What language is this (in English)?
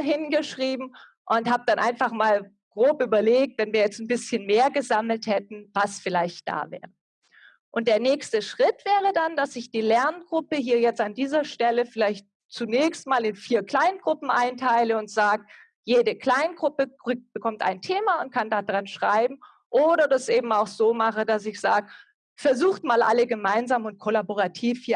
German